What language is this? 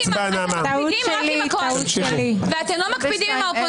Hebrew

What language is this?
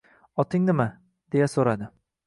Uzbek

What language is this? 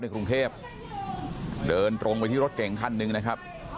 Thai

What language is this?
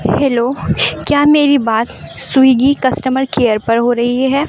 Urdu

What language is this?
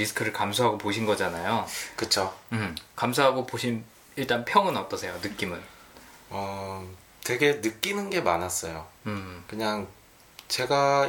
Korean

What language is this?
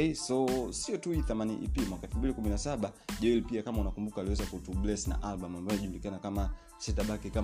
Swahili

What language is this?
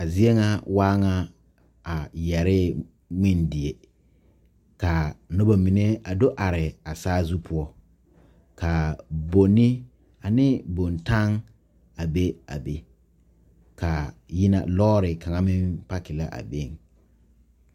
Southern Dagaare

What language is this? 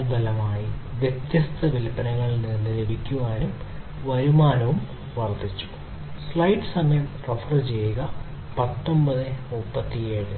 Malayalam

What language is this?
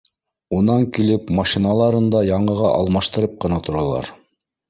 Bashkir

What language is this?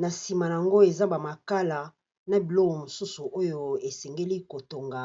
Lingala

